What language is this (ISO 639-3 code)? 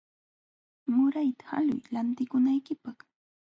qxw